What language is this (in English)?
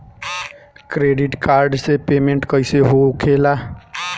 Bhojpuri